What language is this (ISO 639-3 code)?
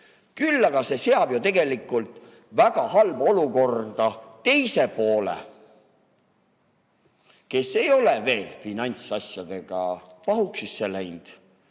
est